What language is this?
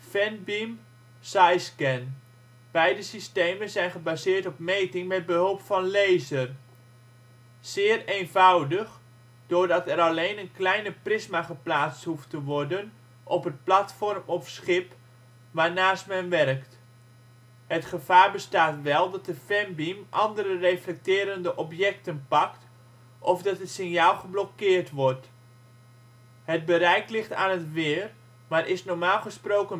Dutch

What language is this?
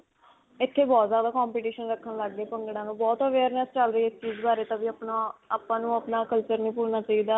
Punjabi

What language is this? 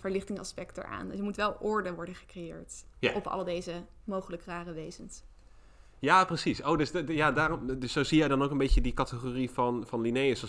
Dutch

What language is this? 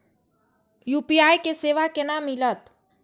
Maithili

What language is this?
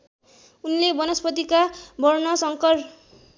Nepali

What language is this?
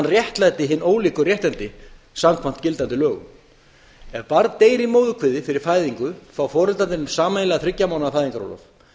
Icelandic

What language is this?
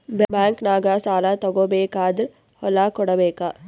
Kannada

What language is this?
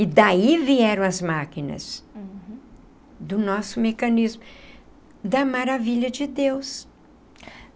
Portuguese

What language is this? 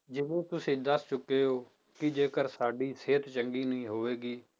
Punjabi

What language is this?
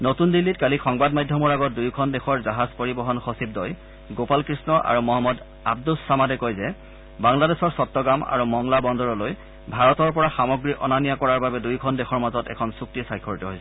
Assamese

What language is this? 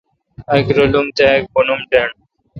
Kalkoti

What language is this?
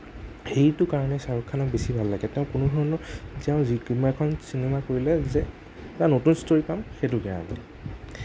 Assamese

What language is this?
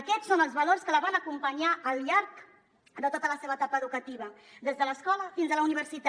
Catalan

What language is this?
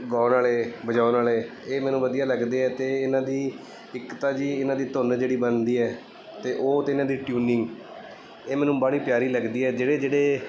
Punjabi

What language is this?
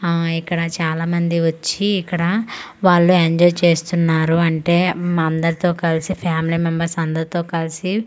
Telugu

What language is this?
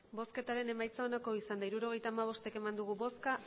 Basque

